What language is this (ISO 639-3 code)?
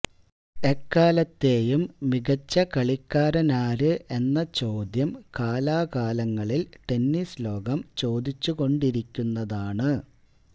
mal